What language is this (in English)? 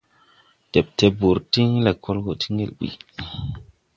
Tupuri